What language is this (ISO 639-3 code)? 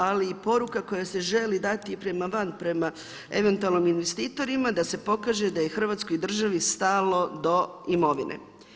hrv